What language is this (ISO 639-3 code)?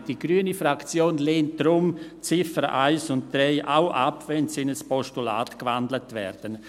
gsw